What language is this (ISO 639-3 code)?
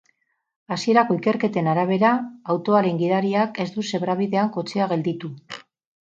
eus